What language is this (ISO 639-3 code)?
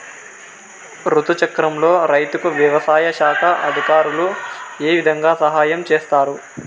tel